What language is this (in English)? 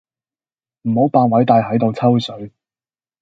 Cantonese